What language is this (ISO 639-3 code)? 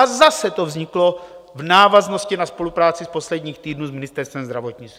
ces